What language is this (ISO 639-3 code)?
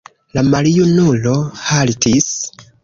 epo